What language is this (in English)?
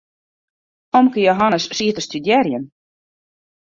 Western Frisian